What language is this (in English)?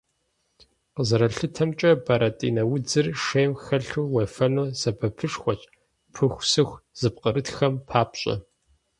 Kabardian